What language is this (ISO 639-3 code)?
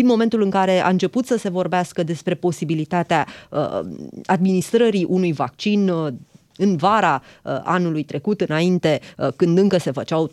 ron